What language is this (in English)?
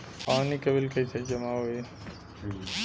Bhojpuri